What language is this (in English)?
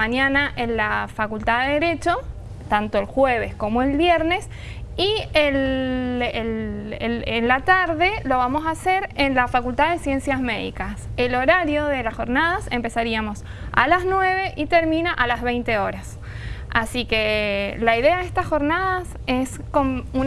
Spanish